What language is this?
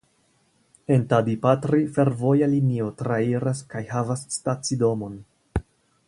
Esperanto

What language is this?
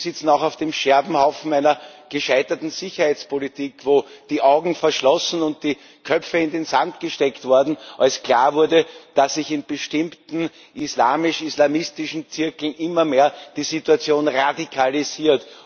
German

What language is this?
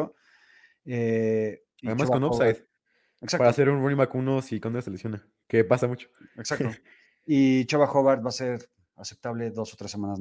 Spanish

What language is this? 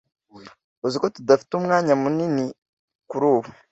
Kinyarwanda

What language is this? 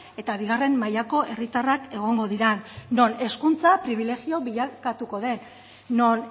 Basque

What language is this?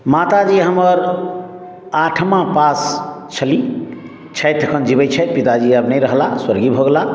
Maithili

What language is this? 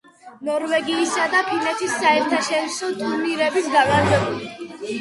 Georgian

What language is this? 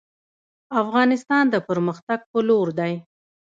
Pashto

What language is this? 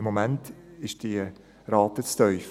Swiss German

